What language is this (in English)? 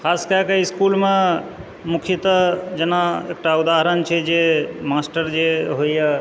Maithili